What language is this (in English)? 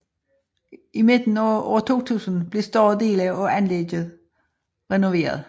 Danish